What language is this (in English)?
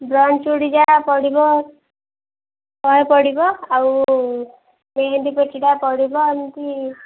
Odia